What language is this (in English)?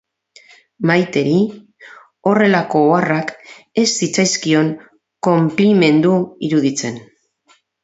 Basque